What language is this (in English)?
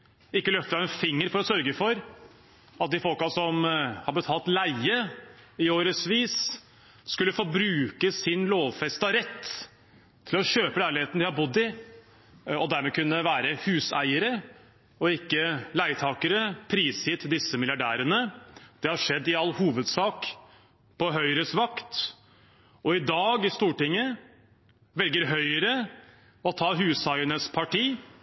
Norwegian Bokmål